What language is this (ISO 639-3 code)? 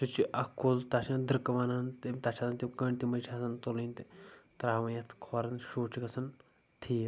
kas